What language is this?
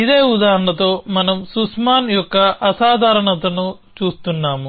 Telugu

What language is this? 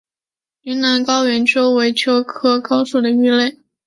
Chinese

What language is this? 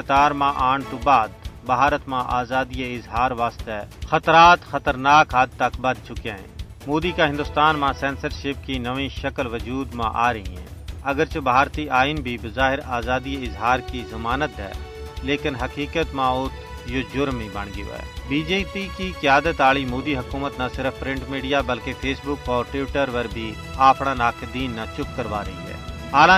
Urdu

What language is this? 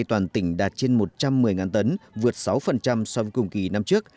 Vietnamese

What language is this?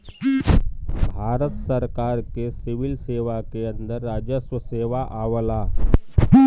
Bhojpuri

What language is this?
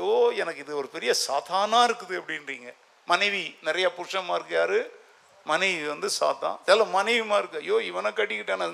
Tamil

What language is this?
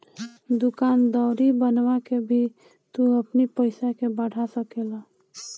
Bhojpuri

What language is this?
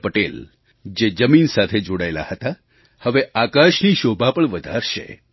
Gujarati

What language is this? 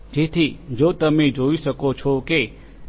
Gujarati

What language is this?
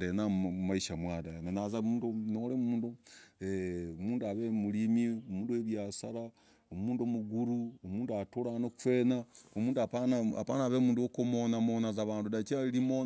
Logooli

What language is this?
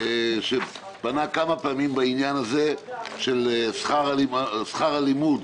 Hebrew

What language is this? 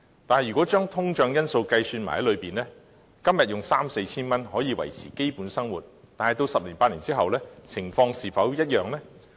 Cantonese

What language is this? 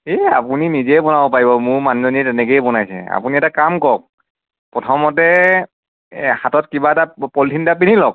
Assamese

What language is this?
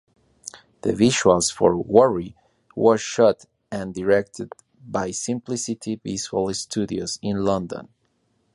English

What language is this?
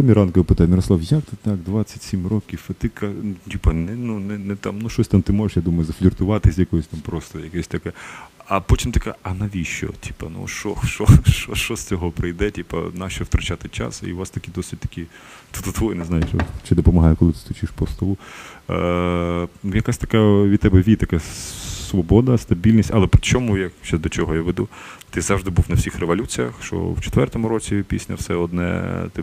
Ukrainian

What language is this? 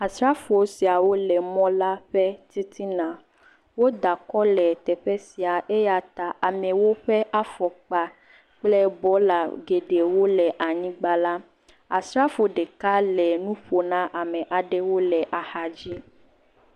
Ewe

